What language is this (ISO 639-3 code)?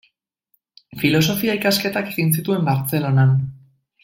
eus